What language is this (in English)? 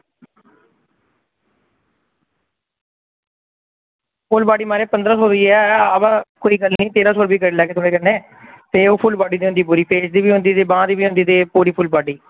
Dogri